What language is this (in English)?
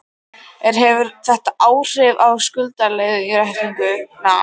Icelandic